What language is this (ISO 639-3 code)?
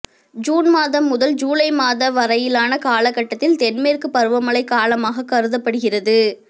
tam